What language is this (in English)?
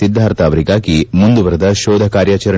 Kannada